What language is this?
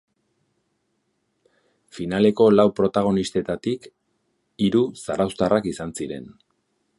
Basque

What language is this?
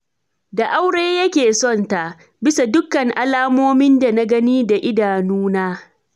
Hausa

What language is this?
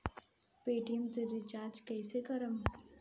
Bhojpuri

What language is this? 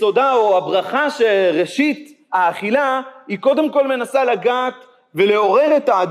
Hebrew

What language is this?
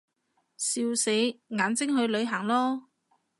Cantonese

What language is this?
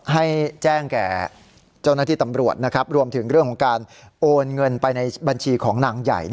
Thai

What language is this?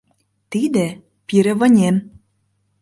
Mari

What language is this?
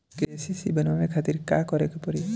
Bhojpuri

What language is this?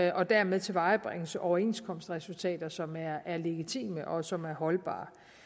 Danish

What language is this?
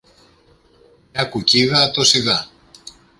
Greek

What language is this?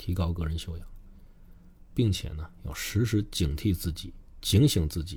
Chinese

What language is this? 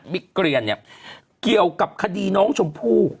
Thai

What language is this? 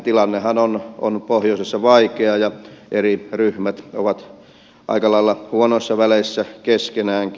Finnish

